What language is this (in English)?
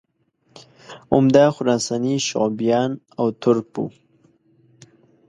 Pashto